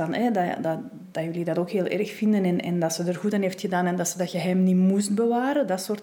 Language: Dutch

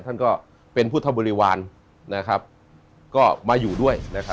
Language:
Thai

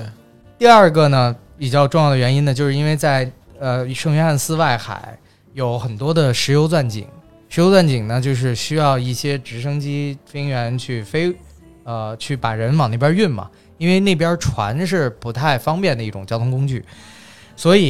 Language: Chinese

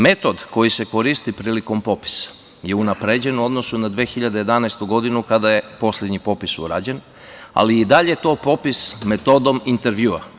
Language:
Serbian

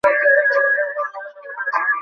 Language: Bangla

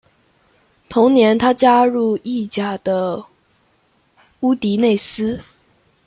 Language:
Chinese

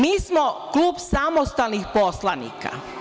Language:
Serbian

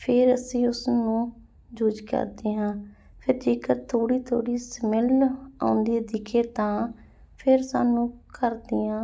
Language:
Punjabi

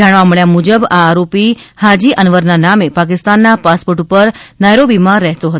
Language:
Gujarati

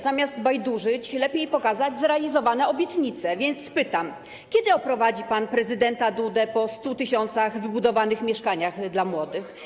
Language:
Polish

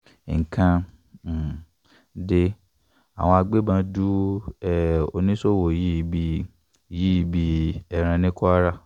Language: Yoruba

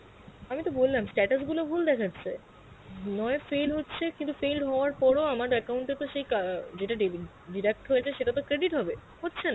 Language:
Bangla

